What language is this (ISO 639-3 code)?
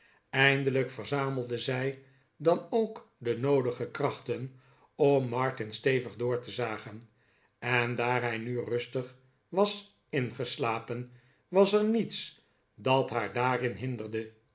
nld